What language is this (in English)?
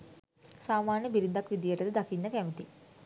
Sinhala